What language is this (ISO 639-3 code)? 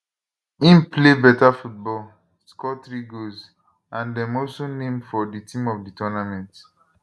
pcm